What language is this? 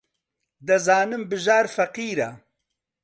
Central Kurdish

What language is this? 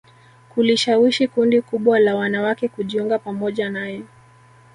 Swahili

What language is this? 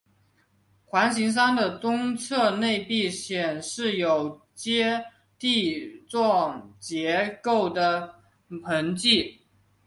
Chinese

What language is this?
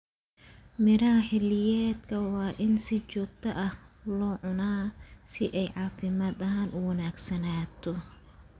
Somali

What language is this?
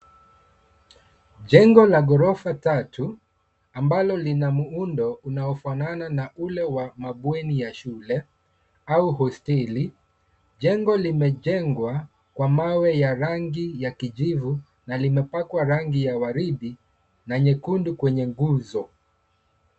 Swahili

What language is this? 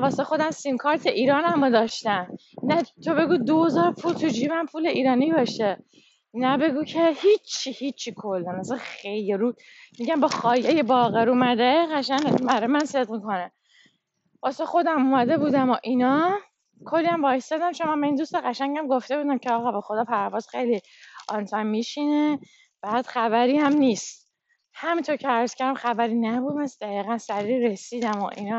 Persian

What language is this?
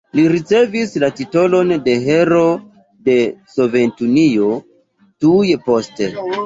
Esperanto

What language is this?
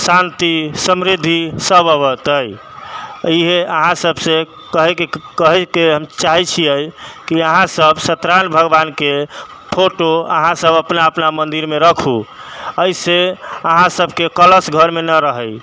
Maithili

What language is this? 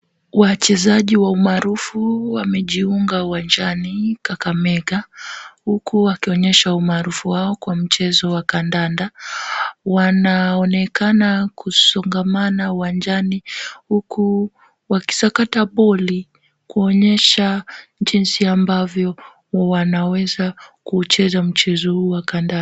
Swahili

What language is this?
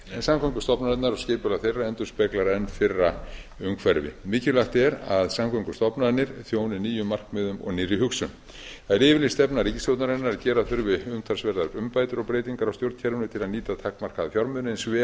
Icelandic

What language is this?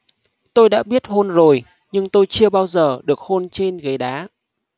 Vietnamese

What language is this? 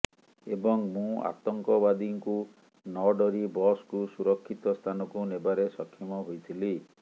Odia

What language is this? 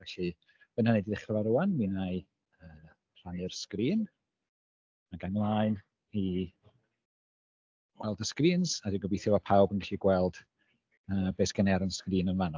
Welsh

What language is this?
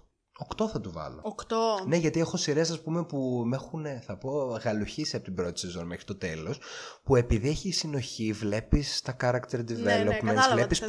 Greek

